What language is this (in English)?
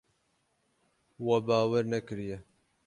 Kurdish